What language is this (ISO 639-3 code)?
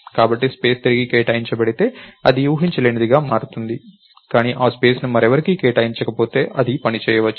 tel